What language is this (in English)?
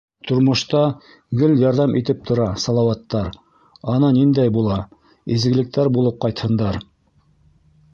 Bashkir